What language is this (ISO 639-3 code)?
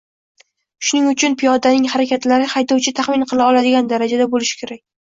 uzb